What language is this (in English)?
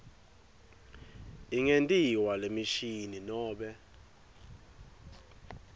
Swati